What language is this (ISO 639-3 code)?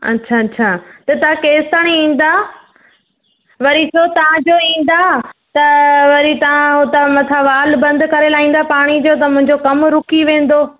snd